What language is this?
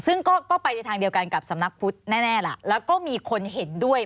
Thai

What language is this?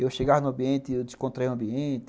Portuguese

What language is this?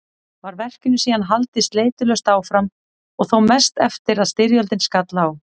Icelandic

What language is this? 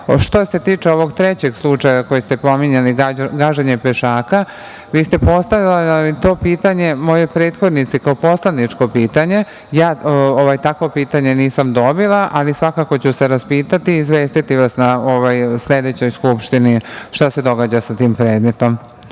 Serbian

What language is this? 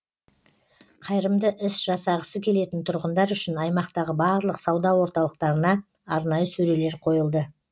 Kazakh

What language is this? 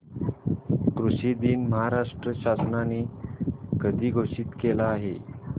Marathi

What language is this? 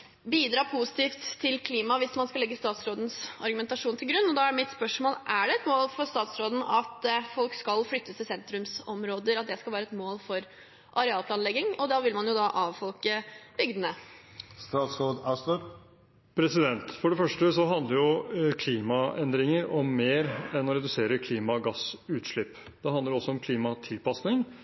Norwegian Bokmål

